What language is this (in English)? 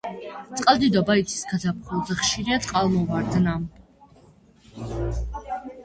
Georgian